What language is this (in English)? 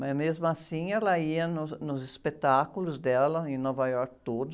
Portuguese